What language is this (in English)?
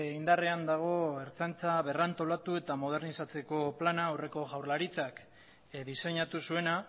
Basque